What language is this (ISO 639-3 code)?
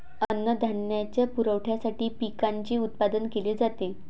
mar